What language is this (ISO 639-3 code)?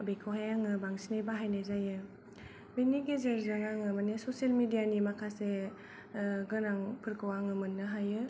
brx